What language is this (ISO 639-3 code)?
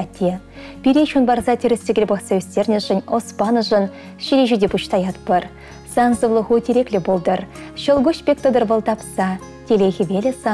rus